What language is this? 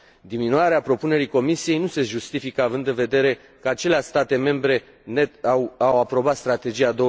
Romanian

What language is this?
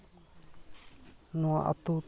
Santali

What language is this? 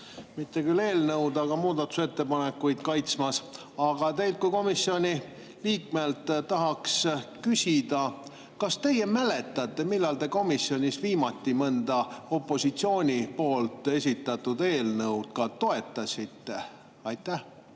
Estonian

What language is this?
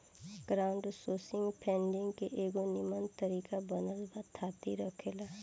Bhojpuri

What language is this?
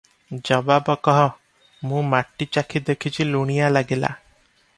Odia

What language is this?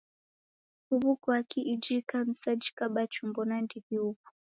Taita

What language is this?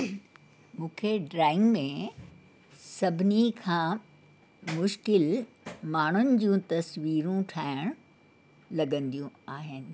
Sindhi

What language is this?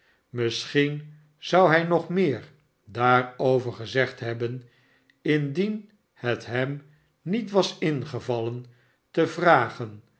Dutch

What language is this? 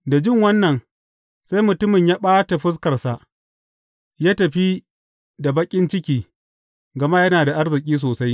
Hausa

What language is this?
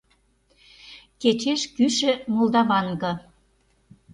Mari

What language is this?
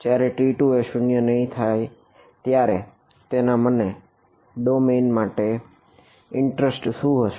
Gujarati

